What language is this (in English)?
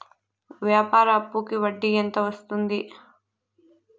Telugu